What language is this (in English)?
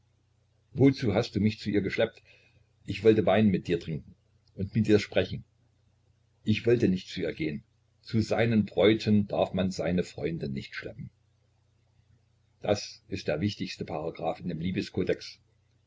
German